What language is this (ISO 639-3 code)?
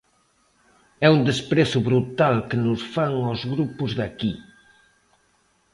glg